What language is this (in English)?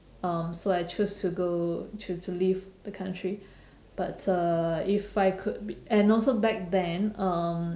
English